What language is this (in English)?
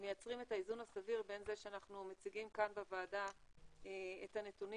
Hebrew